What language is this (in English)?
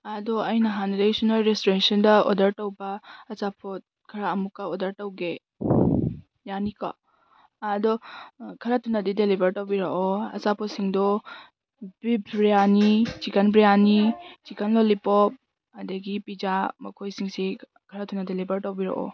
Manipuri